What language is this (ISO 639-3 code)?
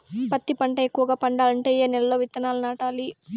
tel